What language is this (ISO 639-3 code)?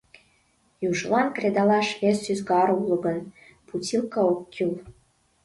chm